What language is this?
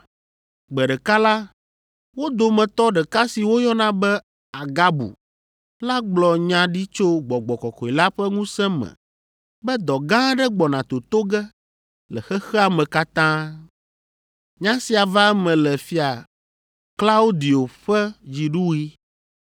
Ewe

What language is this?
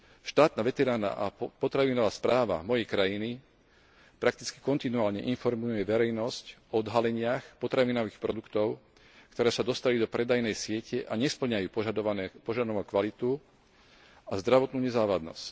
Slovak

